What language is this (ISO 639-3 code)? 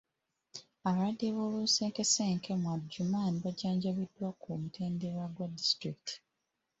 lug